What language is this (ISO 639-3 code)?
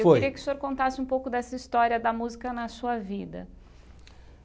por